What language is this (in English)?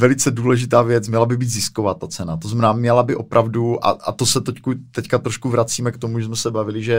Czech